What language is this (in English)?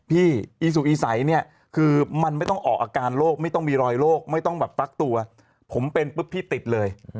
Thai